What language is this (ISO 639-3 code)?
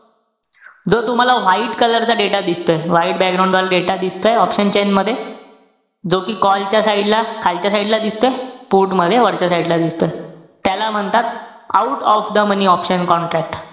mar